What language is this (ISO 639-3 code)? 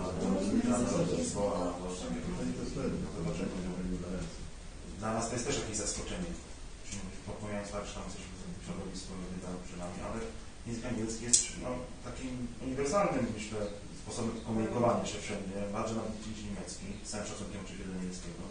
pol